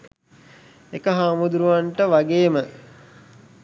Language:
Sinhala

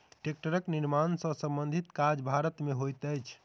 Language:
Maithili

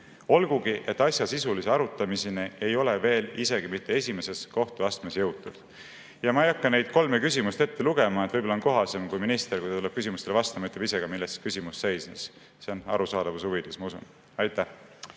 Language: Estonian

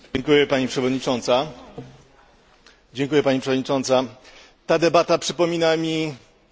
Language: Polish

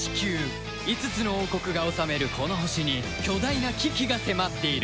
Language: Japanese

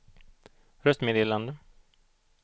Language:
Swedish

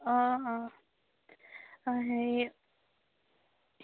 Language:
Assamese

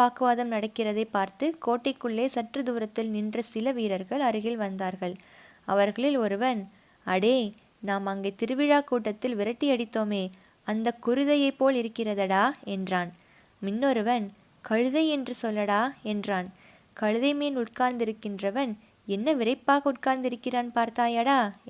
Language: Tamil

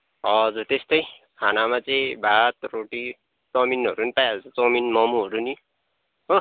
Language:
Nepali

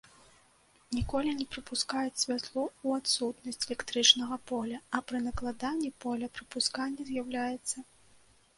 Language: Belarusian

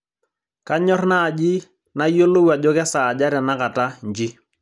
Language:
Masai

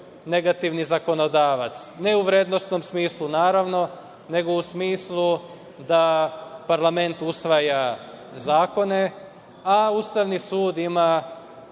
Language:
Serbian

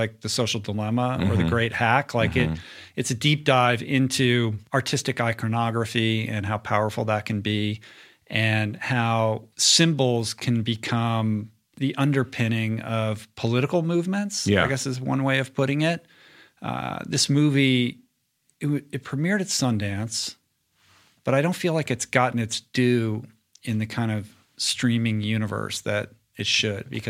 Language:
English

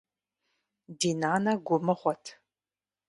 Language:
Kabardian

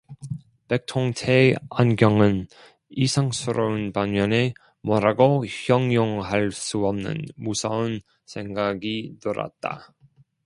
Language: Korean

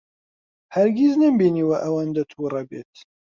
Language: Central Kurdish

